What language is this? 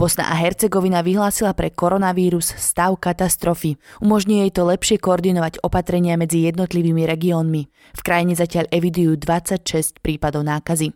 Slovak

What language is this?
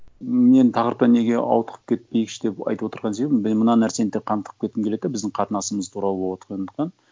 Kazakh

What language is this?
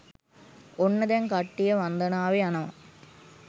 Sinhala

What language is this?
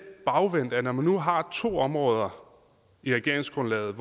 Danish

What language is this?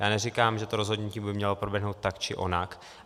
Czech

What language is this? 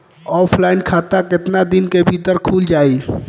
Bhojpuri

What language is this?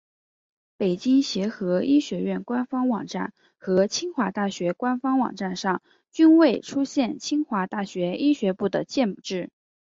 Chinese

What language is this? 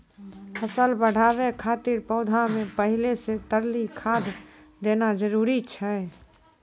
Maithili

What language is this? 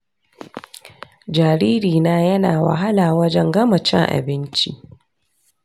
Hausa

